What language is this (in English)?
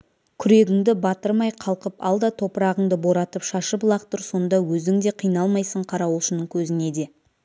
Kazakh